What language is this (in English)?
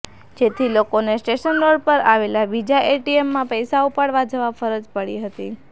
Gujarati